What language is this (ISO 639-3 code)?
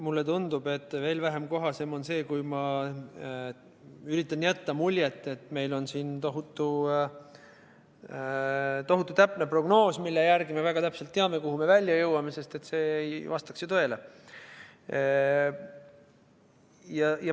est